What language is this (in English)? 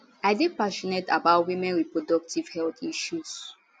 Nigerian Pidgin